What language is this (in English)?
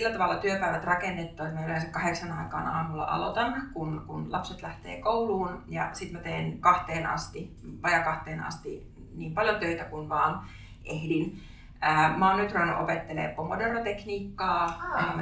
Finnish